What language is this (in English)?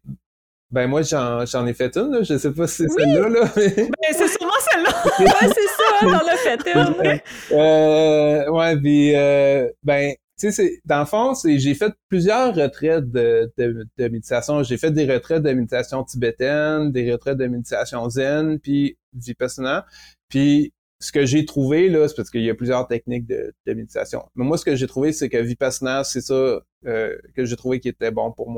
French